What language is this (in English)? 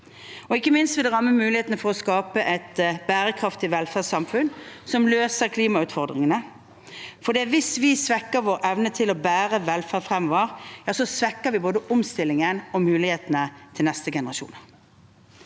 Norwegian